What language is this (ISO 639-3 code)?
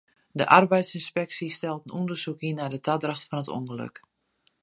fry